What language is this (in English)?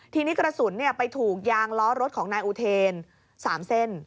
Thai